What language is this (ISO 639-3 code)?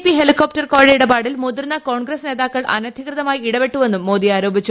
mal